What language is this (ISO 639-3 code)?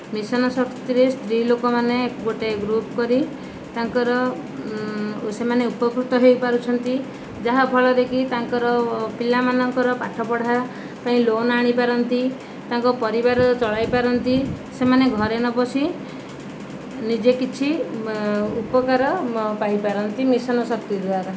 ori